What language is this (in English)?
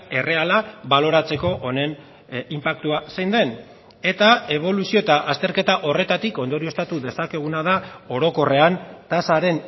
Basque